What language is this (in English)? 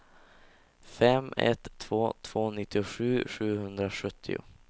Swedish